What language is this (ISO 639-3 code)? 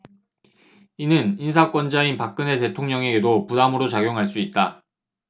kor